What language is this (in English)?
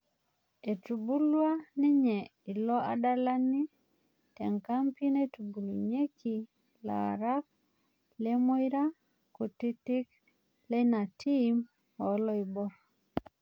Masai